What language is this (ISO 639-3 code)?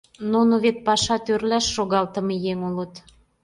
chm